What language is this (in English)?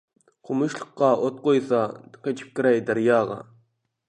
Uyghur